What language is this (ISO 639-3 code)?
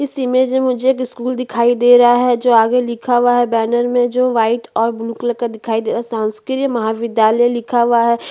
hin